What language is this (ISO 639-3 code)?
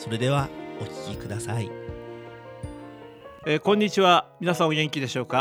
jpn